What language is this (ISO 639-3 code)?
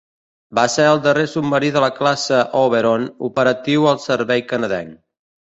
cat